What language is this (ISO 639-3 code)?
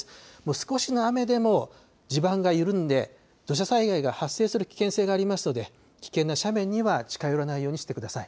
jpn